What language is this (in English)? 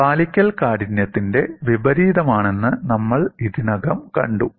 Malayalam